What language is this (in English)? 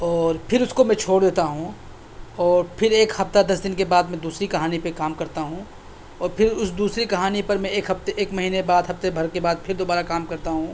Urdu